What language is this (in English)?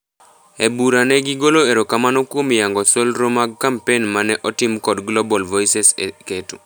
Luo (Kenya and Tanzania)